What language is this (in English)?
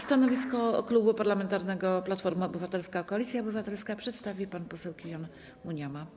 Polish